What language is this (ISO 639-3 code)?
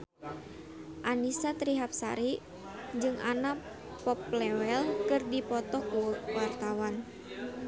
sun